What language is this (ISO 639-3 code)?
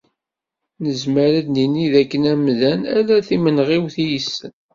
kab